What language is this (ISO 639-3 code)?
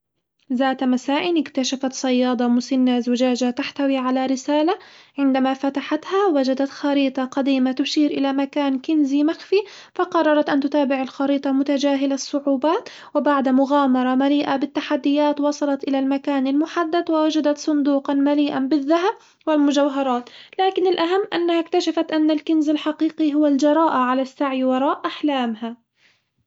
acw